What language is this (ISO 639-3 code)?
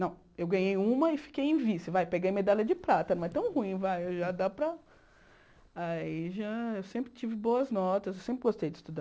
por